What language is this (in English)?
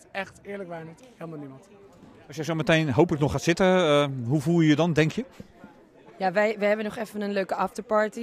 Dutch